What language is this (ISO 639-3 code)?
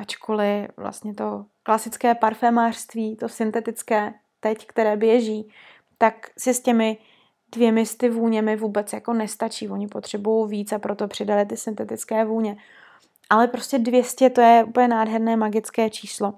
ces